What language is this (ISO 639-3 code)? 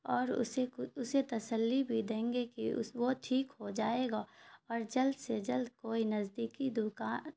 urd